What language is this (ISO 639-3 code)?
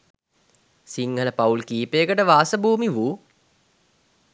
sin